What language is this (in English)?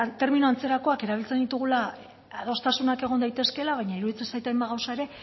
Basque